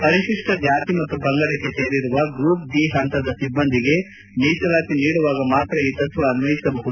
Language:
Kannada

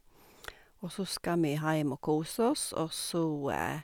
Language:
Norwegian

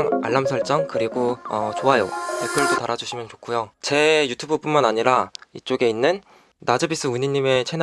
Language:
Korean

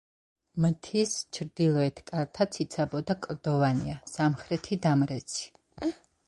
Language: Georgian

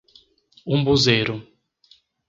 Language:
Portuguese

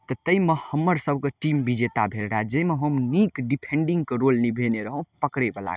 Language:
Maithili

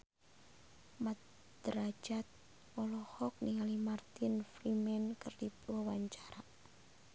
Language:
Sundanese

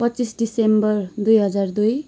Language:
Nepali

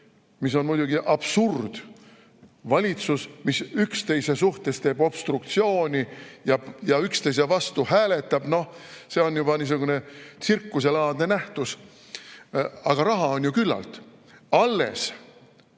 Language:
Estonian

